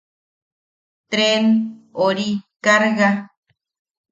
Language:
Yaqui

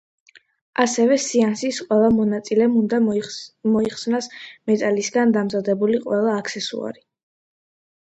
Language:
Georgian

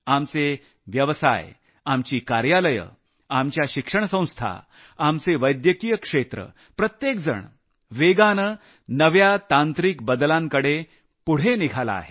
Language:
Marathi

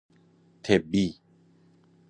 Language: Persian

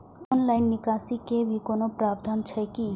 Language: Maithili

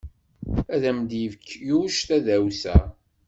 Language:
Kabyle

